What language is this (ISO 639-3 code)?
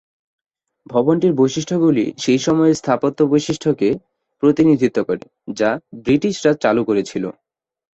ben